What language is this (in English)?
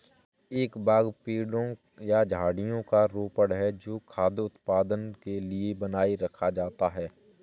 Hindi